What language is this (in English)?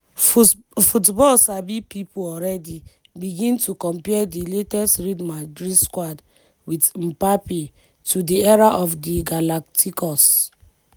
Nigerian Pidgin